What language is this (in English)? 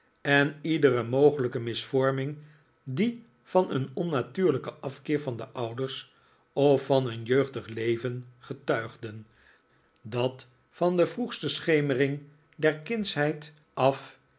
Dutch